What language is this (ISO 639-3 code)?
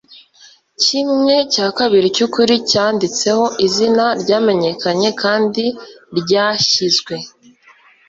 kin